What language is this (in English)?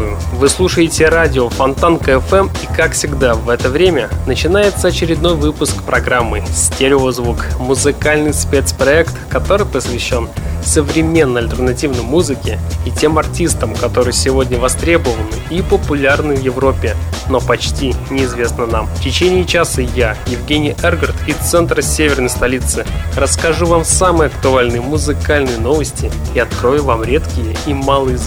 Russian